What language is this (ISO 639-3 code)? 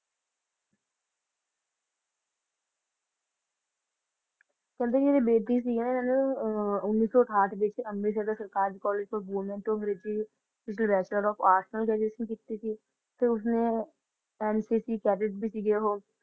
pan